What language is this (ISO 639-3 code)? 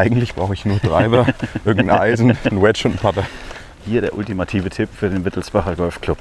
deu